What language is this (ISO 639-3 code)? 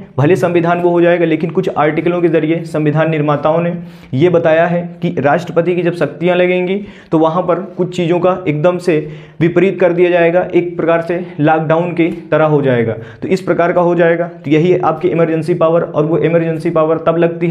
hin